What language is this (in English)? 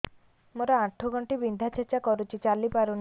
Odia